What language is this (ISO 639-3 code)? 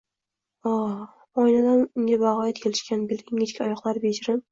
uzb